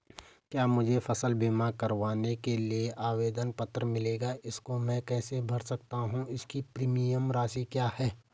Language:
Hindi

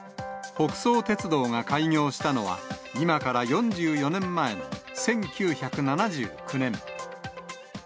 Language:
Japanese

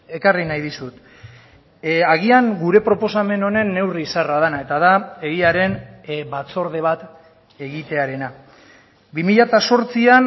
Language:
Basque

